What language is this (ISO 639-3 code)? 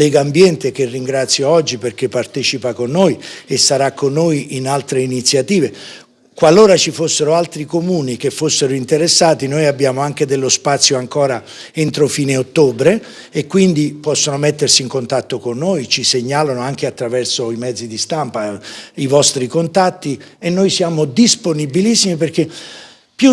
ita